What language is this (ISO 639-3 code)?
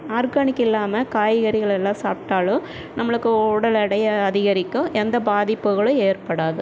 tam